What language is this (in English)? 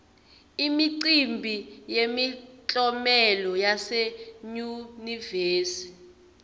Swati